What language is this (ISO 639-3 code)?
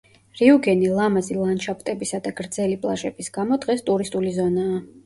kat